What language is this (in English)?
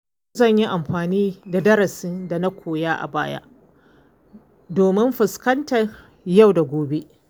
Hausa